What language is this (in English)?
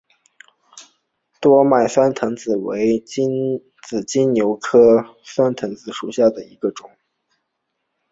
Chinese